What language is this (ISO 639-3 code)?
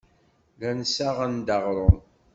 kab